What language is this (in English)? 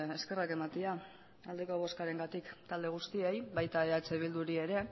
Basque